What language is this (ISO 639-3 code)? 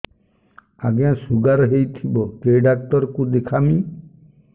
ori